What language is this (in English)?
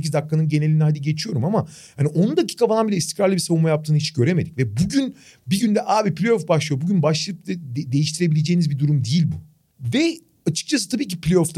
Turkish